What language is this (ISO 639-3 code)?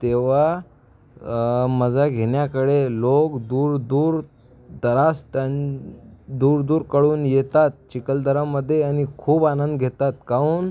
mar